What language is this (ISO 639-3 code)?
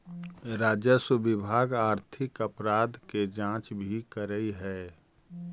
mag